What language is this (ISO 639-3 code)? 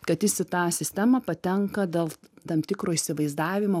lit